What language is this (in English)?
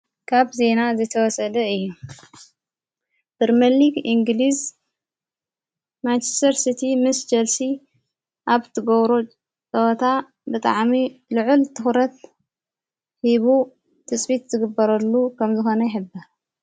Tigrinya